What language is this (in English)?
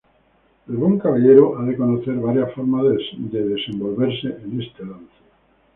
Spanish